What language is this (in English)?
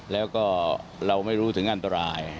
Thai